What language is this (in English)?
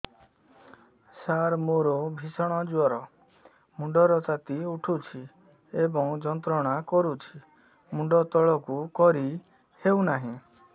Odia